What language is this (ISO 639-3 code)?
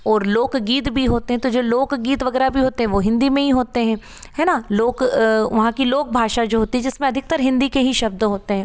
hin